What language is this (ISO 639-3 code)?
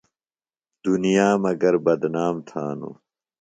phl